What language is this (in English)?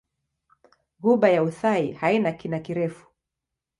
Swahili